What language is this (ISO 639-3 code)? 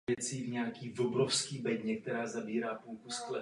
ces